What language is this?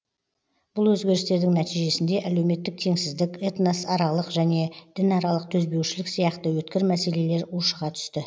Kazakh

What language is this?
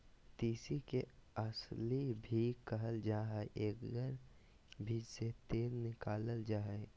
Magahi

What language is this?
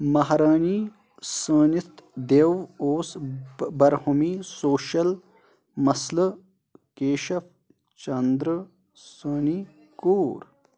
Kashmiri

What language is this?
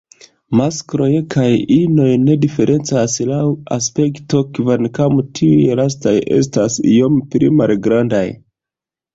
Esperanto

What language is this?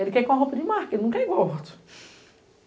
Portuguese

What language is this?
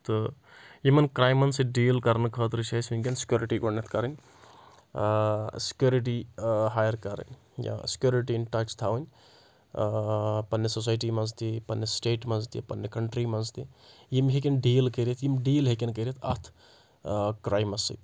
Kashmiri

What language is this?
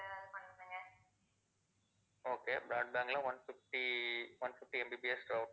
Tamil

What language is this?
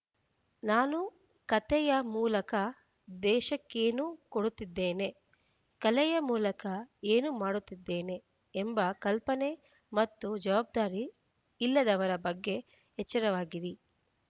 Kannada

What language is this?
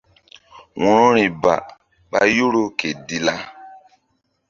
Mbum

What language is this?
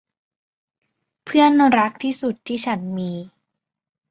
Thai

